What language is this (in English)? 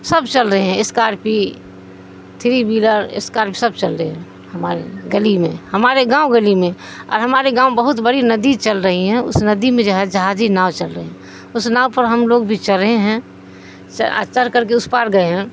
Urdu